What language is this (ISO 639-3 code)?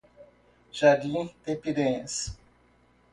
por